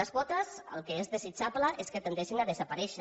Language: Catalan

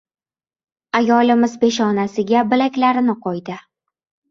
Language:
Uzbek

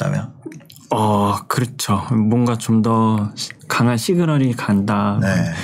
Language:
Korean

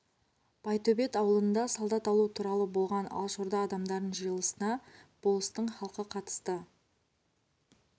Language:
Kazakh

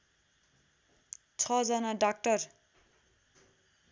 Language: Nepali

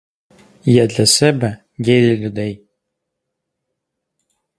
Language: Ukrainian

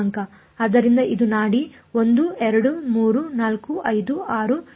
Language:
Kannada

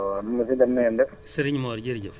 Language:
Wolof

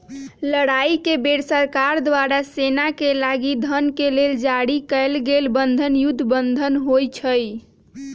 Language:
Magahi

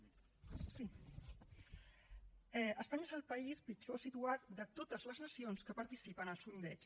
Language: Catalan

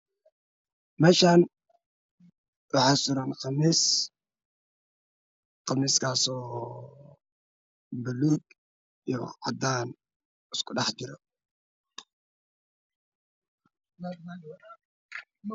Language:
Somali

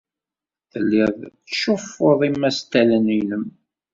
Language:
Kabyle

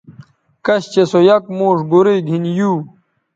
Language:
Bateri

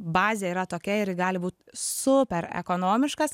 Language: Lithuanian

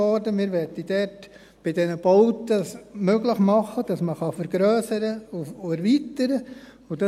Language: Swiss German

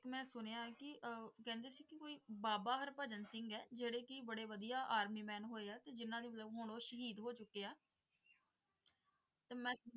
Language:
Punjabi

